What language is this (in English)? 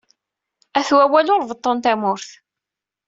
Kabyle